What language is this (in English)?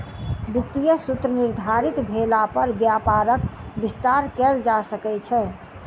Maithili